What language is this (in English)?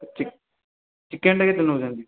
Odia